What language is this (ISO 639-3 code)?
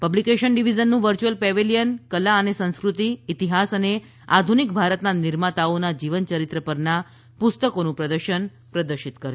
guj